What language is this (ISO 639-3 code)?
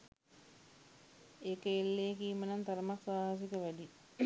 sin